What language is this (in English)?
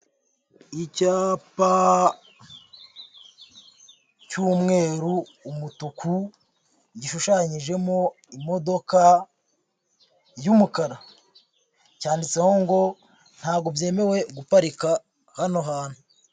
Kinyarwanda